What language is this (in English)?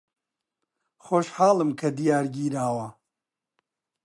Central Kurdish